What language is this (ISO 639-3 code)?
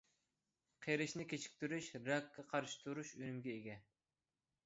uig